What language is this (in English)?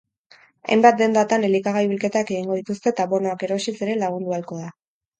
Basque